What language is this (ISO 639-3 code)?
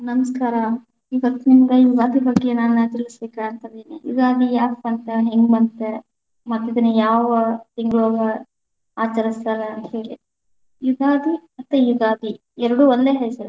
kan